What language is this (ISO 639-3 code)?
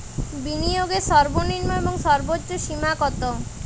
ben